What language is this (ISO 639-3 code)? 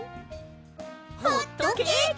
jpn